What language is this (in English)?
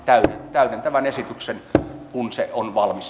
Finnish